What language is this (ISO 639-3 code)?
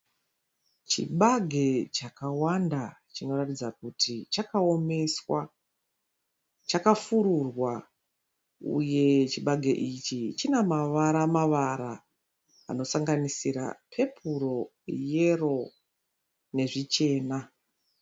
sna